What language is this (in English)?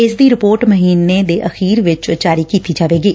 Punjabi